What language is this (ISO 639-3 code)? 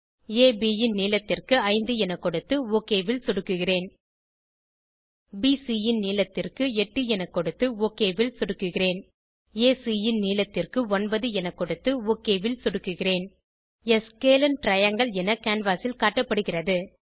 tam